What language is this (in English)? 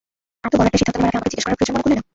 Bangla